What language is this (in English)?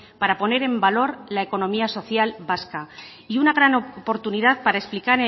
Spanish